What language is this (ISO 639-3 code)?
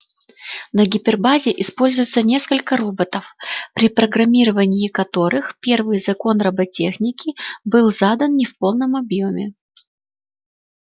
rus